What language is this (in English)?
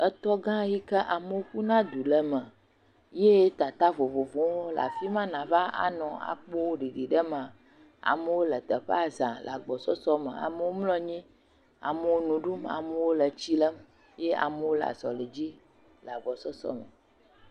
Ewe